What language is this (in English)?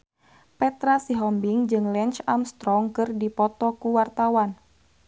Sundanese